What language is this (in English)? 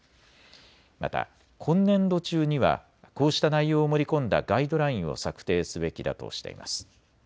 Japanese